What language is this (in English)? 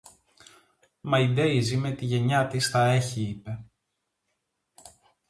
Greek